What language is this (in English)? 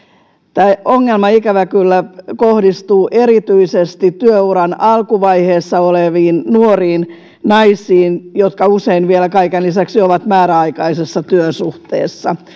Finnish